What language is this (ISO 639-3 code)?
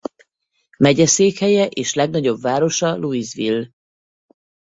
hun